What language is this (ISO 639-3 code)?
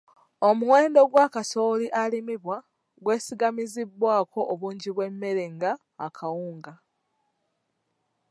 lug